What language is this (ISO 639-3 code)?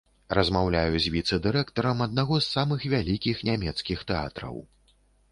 bel